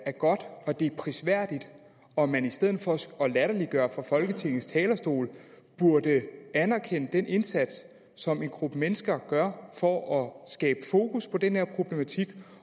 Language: Danish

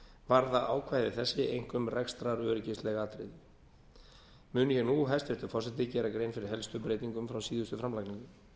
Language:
Icelandic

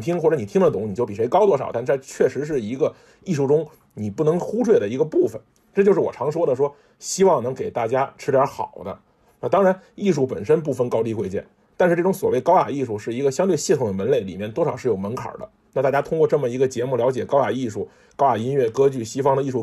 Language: Chinese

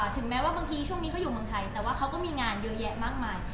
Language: Thai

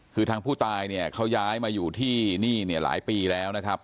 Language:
Thai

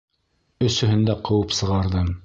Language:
Bashkir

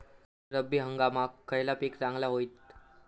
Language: Marathi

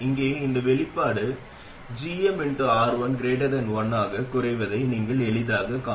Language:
Tamil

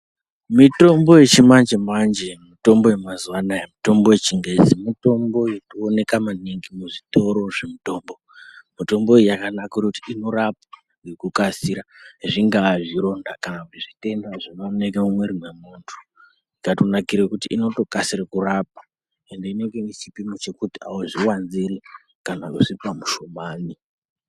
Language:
Ndau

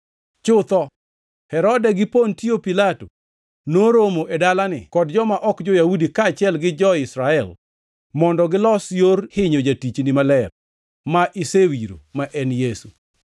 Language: Luo (Kenya and Tanzania)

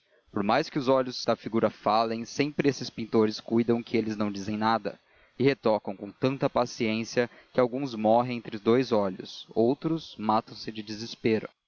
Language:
Portuguese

